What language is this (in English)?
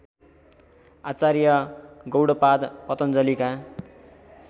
Nepali